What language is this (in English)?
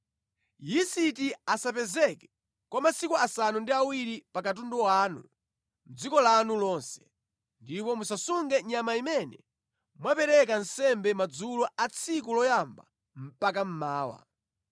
Nyanja